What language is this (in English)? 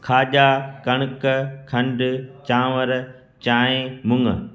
Sindhi